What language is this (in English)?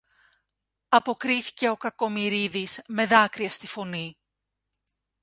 Greek